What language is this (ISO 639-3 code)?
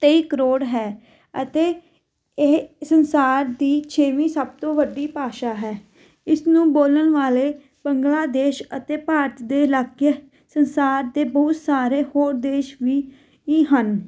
pan